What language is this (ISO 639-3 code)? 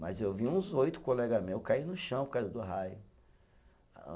por